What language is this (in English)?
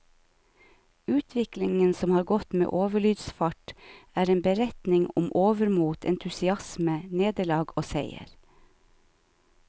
Norwegian